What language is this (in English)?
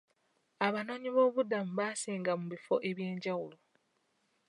Ganda